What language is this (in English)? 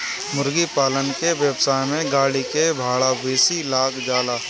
Bhojpuri